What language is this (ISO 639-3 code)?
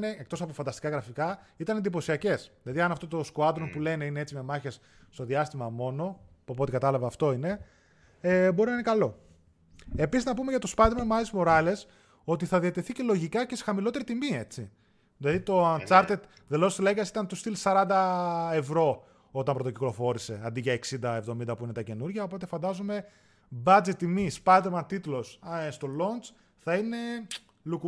ell